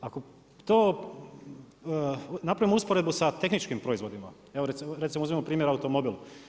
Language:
Croatian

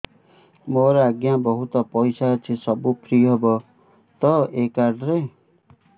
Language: Odia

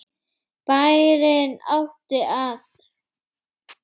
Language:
Icelandic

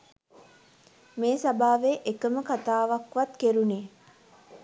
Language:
Sinhala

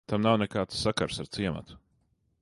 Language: Latvian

